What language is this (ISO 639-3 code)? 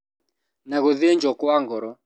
kik